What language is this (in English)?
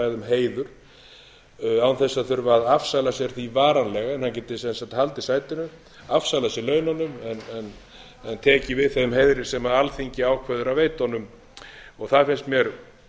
Icelandic